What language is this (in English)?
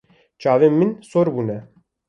Kurdish